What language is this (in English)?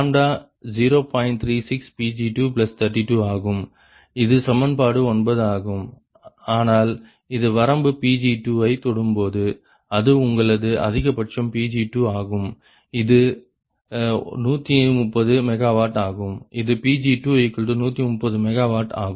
Tamil